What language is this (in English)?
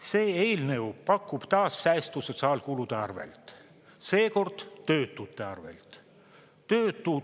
Estonian